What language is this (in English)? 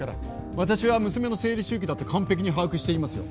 Japanese